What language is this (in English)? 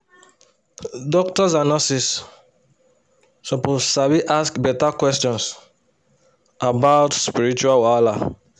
Nigerian Pidgin